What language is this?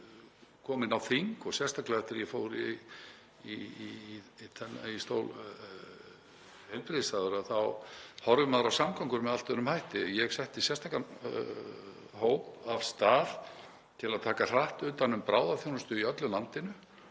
Icelandic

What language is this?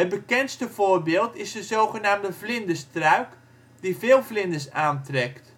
Dutch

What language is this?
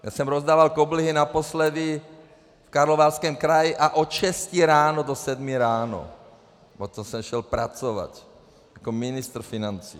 Czech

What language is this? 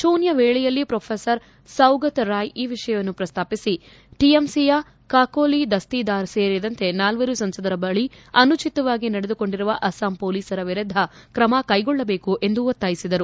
Kannada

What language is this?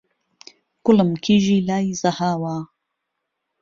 Central Kurdish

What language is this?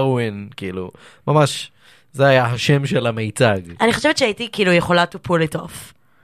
Hebrew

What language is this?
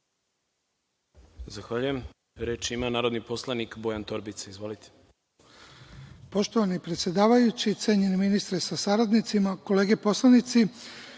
Serbian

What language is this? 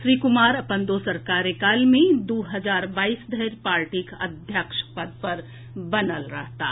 Maithili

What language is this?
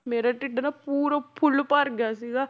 Punjabi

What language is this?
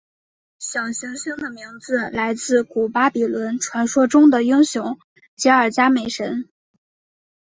Chinese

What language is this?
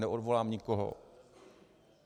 Czech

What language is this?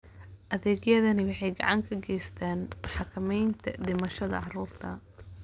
Somali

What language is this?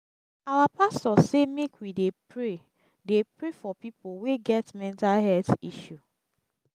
Nigerian Pidgin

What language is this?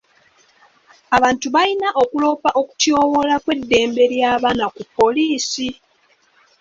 Ganda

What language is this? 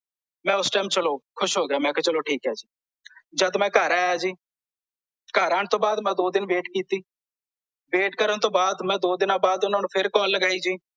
Punjabi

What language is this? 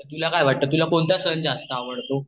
Marathi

